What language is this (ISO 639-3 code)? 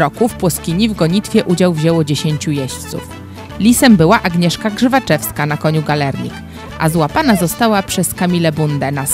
pol